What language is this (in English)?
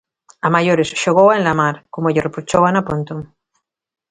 Galician